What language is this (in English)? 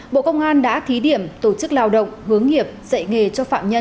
Vietnamese